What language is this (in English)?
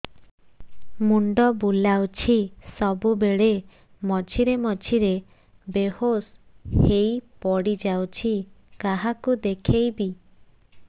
Odia